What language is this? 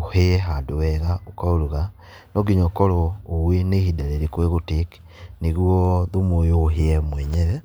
Kikuyu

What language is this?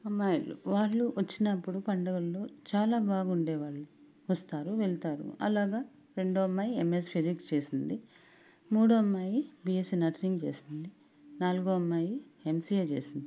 Telugu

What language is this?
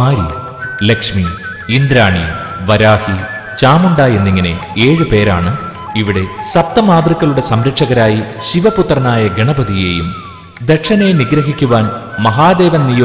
Malayalam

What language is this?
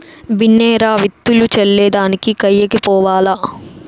Telugu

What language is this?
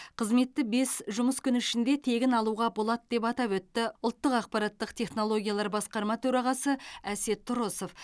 Kazakh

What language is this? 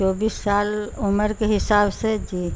Urdu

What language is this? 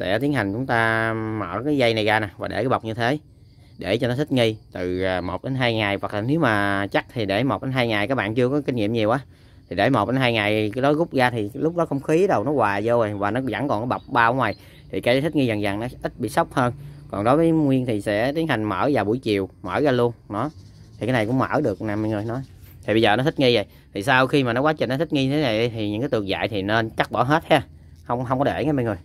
Vietnamese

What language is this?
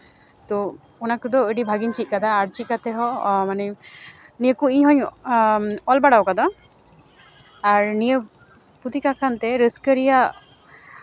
Santali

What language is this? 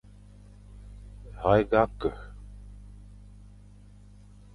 Fang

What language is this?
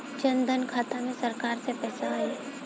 Bhojpuri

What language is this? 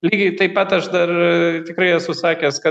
Lithuanian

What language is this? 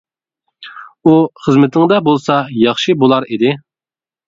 Uyghur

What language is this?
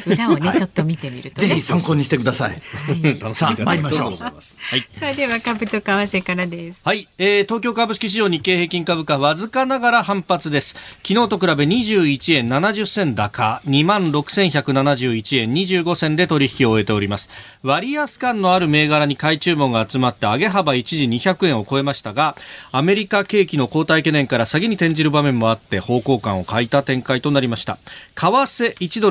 Japanese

